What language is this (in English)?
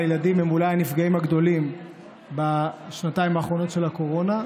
Hebrew